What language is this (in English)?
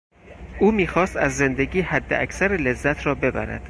Persian